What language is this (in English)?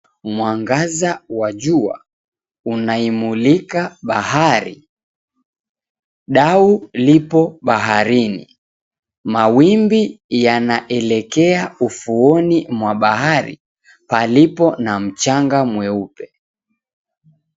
Swahili